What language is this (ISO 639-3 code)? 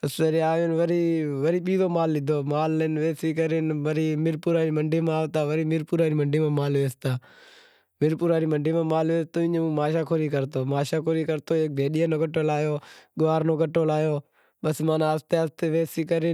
kxp